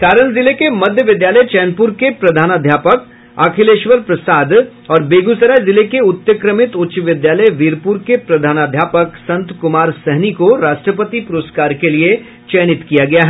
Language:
Hindi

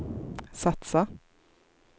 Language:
Swedish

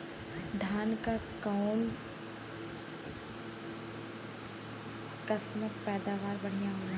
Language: Bhojpuri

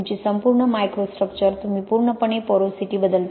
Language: Marathi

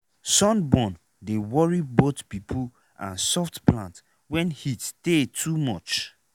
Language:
Nigerian Pidgin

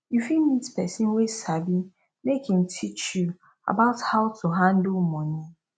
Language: Nigerian Pidgin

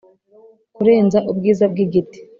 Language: Kinyarwanda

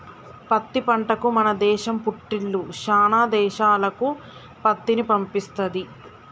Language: Telugu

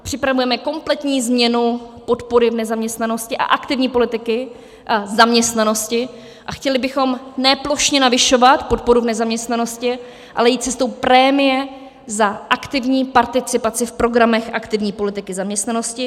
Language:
Czech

